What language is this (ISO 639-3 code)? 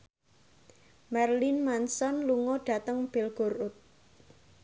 jav